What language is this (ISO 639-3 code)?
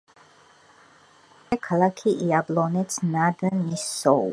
kat